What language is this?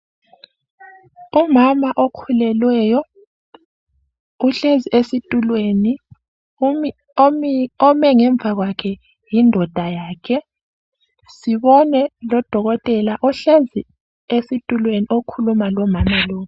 North Ndebele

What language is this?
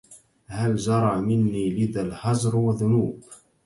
Arabic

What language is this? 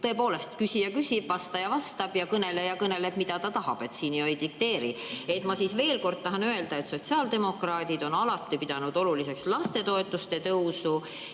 Estonian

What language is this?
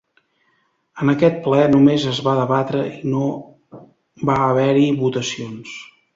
Catalan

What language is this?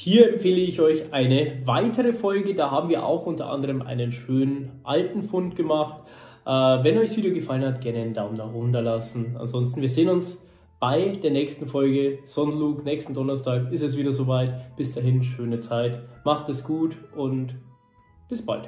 German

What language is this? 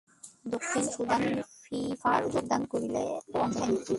Bangla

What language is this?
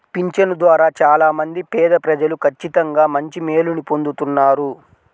Telugu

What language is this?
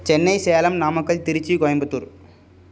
Tamil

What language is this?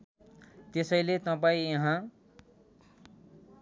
Nepali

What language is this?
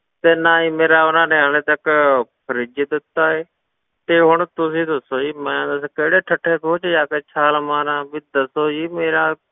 Punjabi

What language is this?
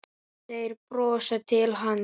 Icelandic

